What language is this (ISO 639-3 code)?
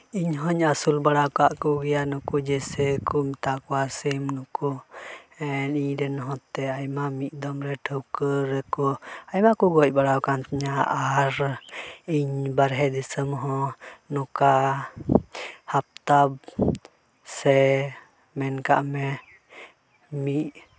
sat